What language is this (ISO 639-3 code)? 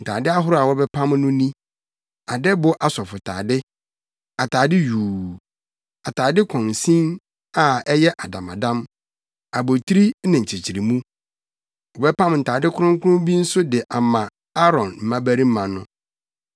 aka